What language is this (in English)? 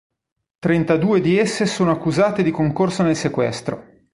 Italian